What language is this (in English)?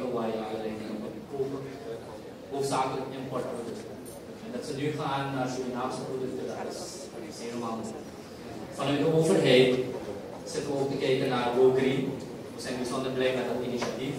Dutch